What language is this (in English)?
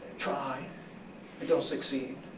English